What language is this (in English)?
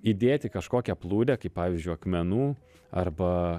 Lithuanian